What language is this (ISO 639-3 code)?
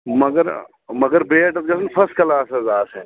kas